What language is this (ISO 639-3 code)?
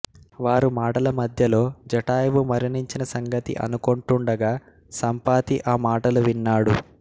tel